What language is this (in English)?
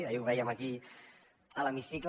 Catalan